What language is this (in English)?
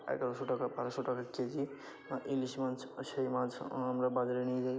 Bangla